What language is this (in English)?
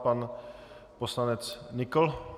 Czech